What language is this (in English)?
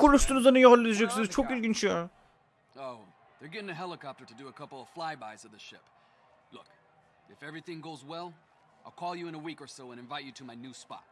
Turkish